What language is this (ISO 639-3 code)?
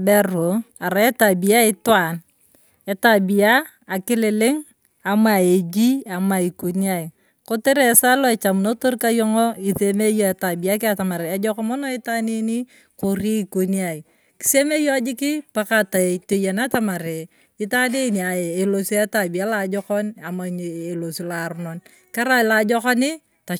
tuv